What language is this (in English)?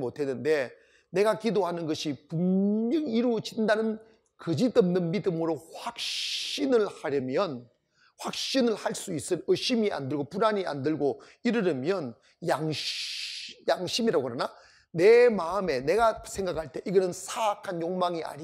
Korean